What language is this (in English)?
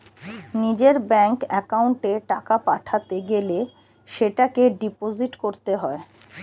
Bangla